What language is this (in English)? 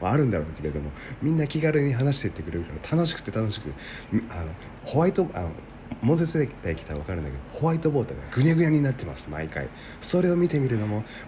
Japanese